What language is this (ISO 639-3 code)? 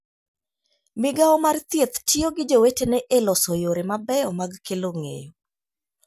luo